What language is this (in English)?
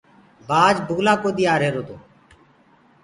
Gurgula